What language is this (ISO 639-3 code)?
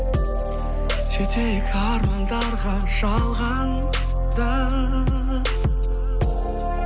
kaz